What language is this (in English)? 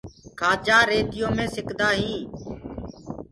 Gurgula